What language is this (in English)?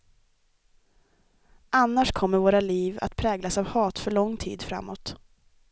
Swedish